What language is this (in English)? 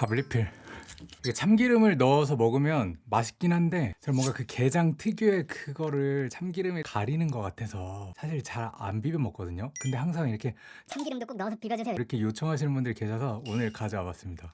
Korean